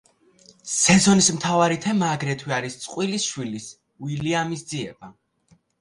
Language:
Georgian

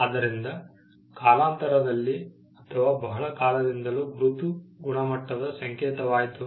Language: Kannada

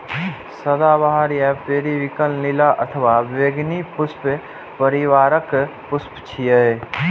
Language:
Maithili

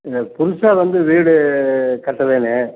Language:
Tamil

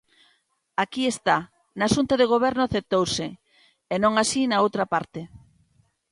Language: Galician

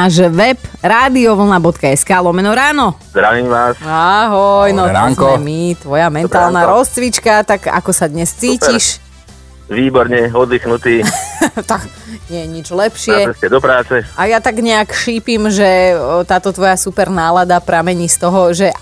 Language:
Slovak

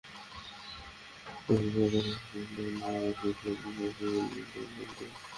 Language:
Bangla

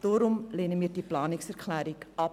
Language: Swiss German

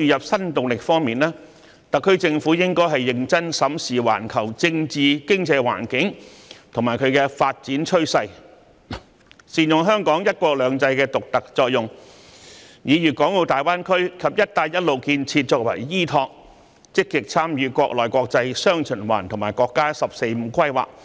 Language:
Cantonese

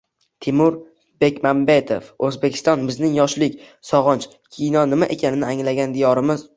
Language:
Uzbek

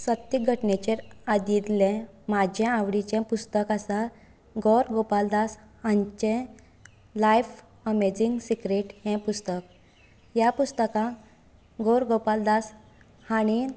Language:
Konkani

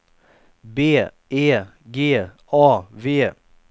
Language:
Swedish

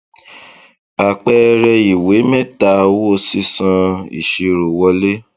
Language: Yoruba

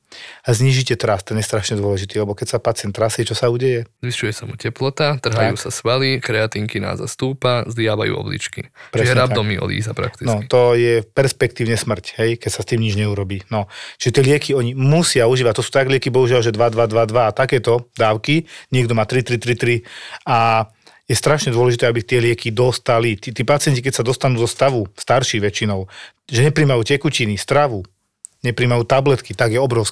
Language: Slovak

